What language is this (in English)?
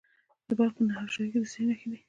Pashto